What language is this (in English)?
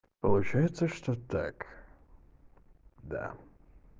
Russian